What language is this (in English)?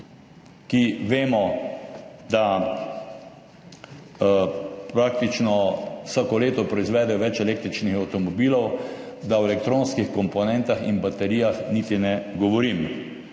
Slovenian